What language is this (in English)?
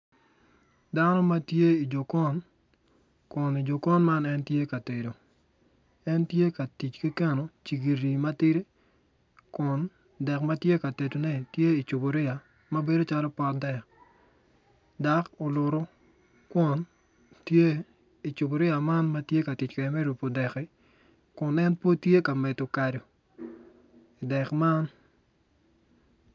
Acoli